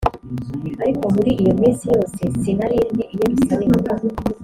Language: Kinyarwanda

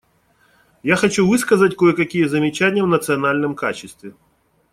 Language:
Russian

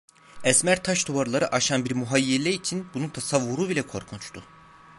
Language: Turkish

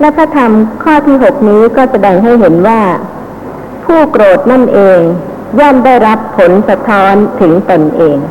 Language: Thai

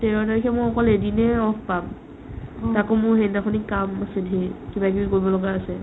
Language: Assamese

